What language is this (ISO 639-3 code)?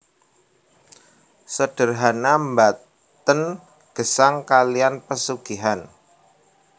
jav